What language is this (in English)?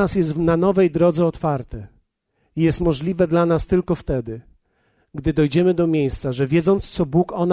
Polish